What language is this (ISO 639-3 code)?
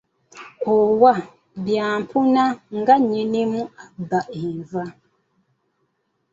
lug